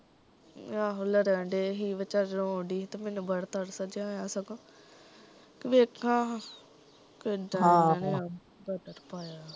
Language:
Punjabi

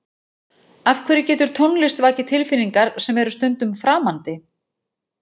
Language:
Icelandic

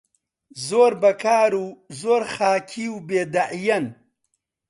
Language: Central Kurdish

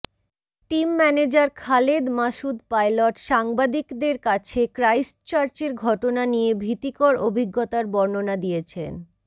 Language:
Bangla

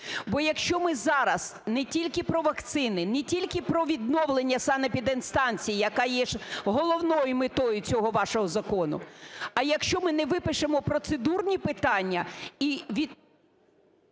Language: Ukrainian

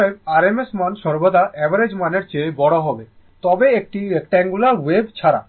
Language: Bangla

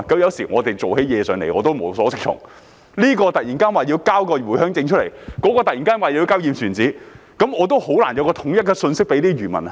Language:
Cantonese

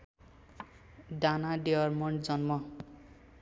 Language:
Nepali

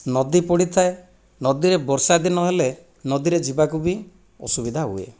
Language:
Odia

